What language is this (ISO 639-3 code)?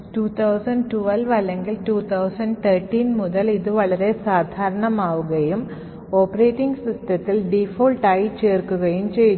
mal